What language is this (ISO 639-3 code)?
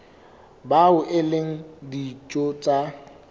sot